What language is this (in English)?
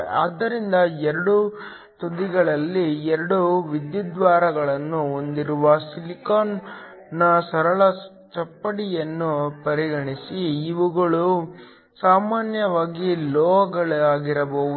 Kannada